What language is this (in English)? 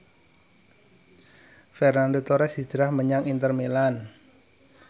Javanese